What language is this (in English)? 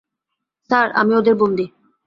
Bangla